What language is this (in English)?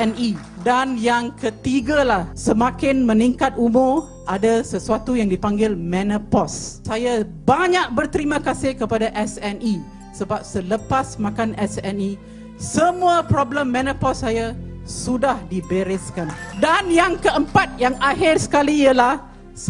Malay